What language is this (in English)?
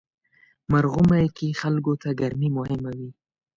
Pashto